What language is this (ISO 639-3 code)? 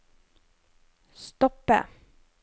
nor